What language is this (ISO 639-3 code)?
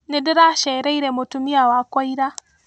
kik